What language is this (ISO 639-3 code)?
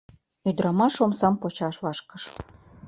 chm